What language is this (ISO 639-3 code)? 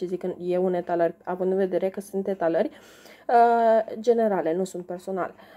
ron